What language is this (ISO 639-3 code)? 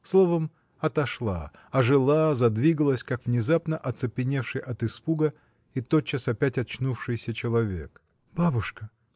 rus